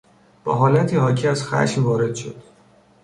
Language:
Persian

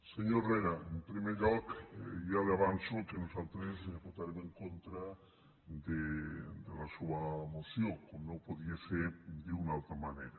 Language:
Catalan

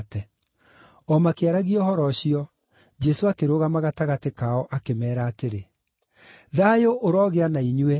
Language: Kikuyu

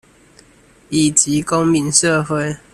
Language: Chinese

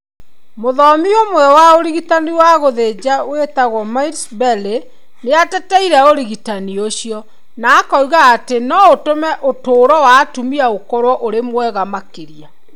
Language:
Kikuyu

